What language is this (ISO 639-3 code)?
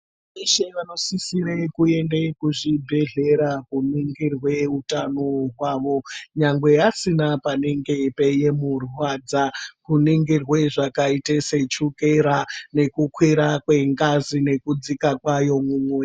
ndc